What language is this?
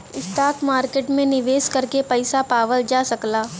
Bhojpuri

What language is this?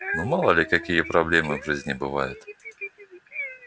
Russian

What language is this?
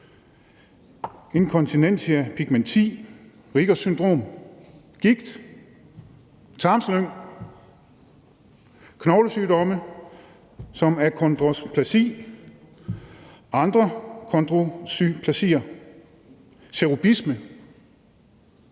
Danish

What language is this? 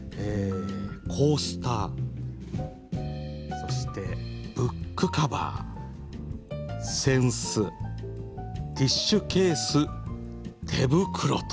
Japanese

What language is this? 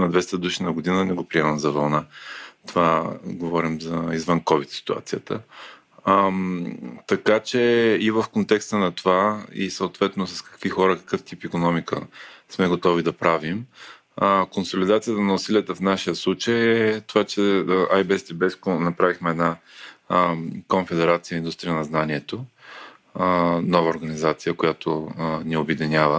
Bulgarian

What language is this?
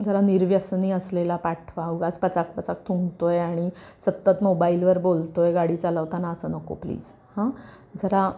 Marathi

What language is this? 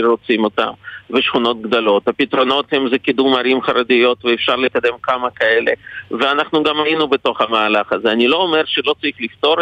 Hebrew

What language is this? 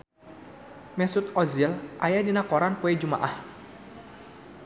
Sundanese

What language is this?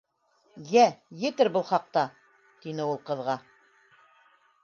Bashkir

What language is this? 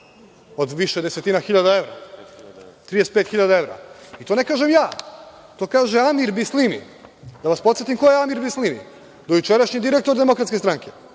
Serbian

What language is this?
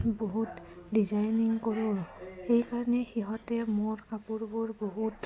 Assamese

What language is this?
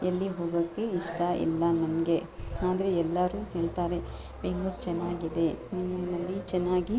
Kannada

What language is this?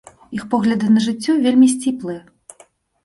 Belarusian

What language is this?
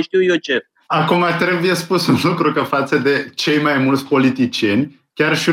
Romanian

